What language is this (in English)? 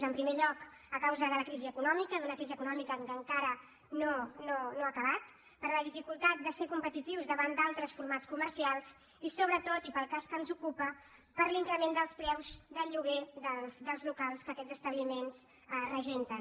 Catalan